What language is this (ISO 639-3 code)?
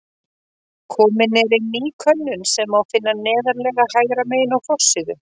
isl